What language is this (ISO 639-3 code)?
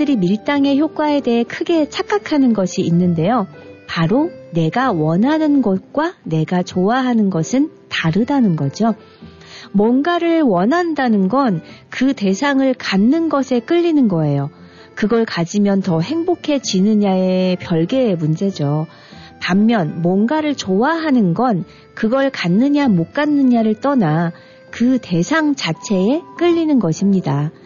kor